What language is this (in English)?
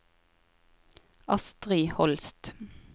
Norwegian